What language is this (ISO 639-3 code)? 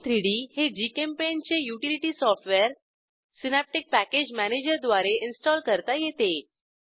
mar